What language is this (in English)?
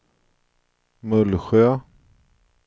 Swedish